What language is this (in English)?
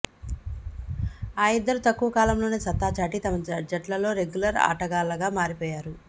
Telugu